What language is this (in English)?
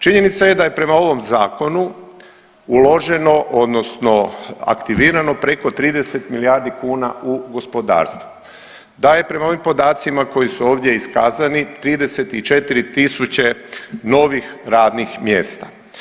Croatian